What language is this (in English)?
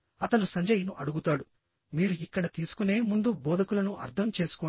Telugu